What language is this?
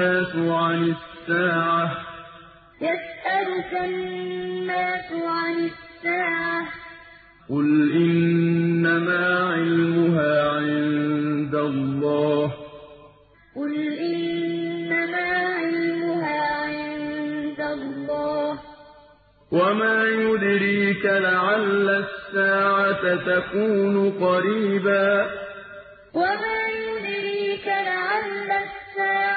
Arabic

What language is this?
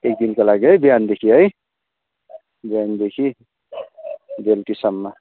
Nepali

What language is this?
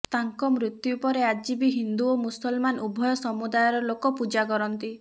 Odia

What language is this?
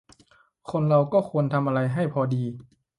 Thai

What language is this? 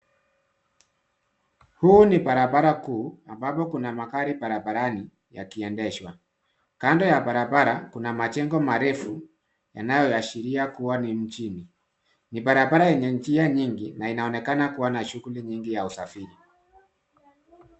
Swahili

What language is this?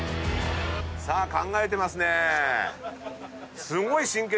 Japanese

